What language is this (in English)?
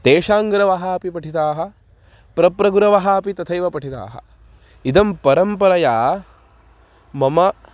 Sanskrit